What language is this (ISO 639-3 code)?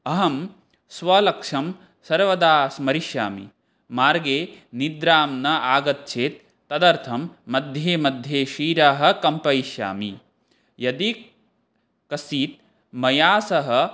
san